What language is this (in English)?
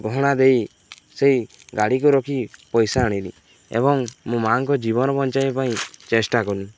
Odia